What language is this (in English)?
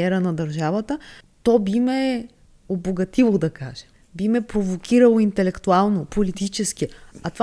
Bulgarian